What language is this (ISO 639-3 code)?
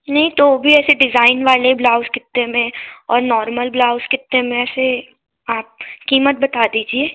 hin